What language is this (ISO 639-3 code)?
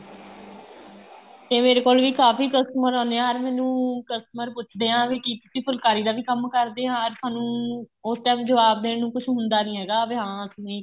pan